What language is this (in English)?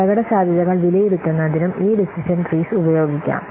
Malayalam